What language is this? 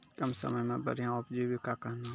Maithili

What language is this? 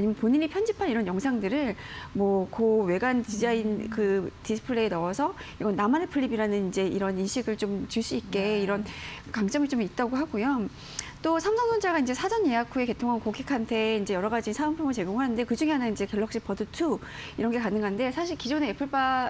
Korean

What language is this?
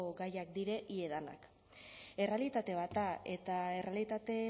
Basque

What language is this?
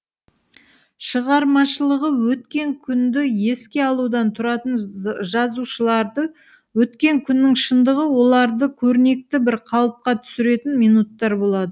Kazakh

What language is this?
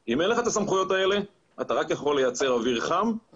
Hebrew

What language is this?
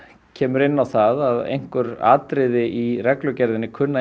Icelandic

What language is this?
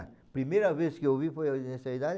Portuguese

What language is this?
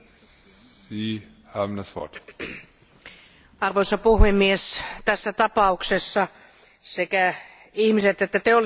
Finnish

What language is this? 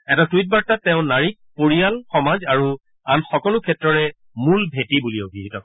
Assamese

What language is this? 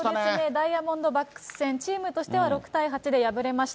Japanese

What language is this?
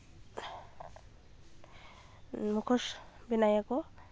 Santali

